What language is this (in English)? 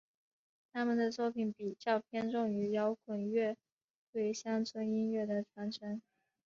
Chinese